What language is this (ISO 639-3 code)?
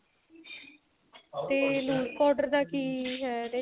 pan